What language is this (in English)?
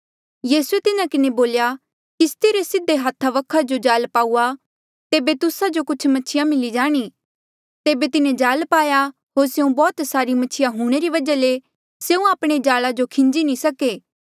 Mandeali